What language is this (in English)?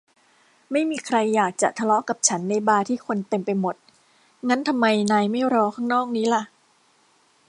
Thai